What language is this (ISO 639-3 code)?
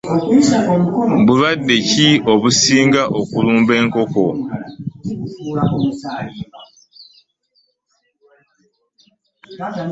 lug